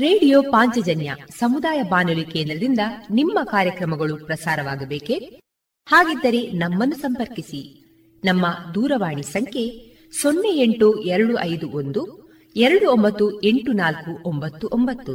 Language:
Kannada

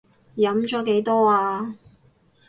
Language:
Cantonese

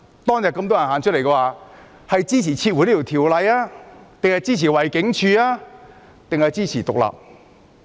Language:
Cantonese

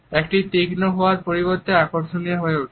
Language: Bangla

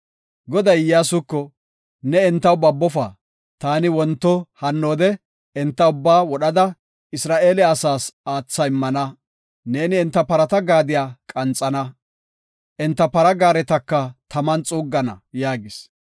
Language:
Gofa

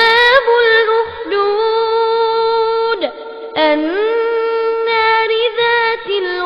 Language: Arabic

